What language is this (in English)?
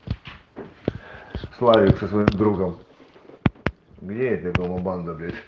Russian